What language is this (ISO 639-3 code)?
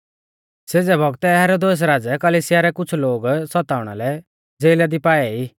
bfz